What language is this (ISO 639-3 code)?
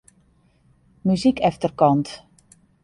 fry